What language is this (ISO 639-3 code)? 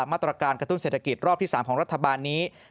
tha